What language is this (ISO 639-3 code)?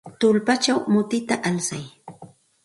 qxt